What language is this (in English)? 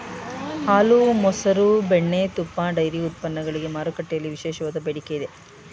Kannada